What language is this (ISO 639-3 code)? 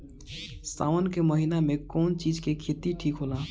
bho